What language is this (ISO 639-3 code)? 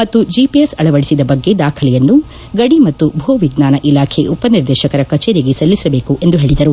kan